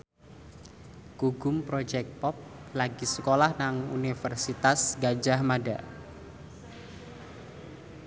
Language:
Javanese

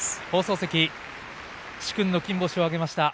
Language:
Japanese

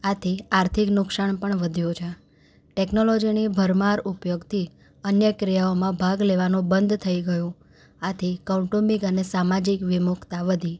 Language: Gujarati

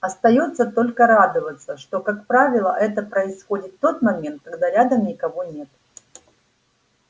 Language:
Russian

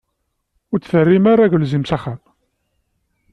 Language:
Kabyle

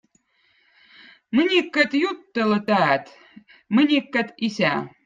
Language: Votic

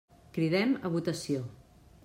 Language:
Catalan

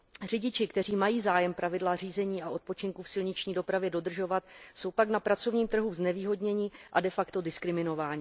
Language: Czech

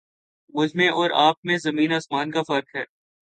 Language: Urdu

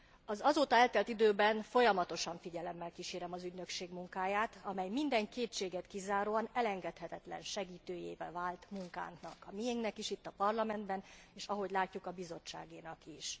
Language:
Hungarian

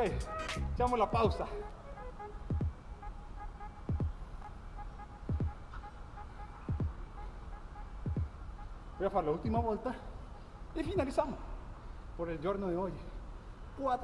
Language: Spanish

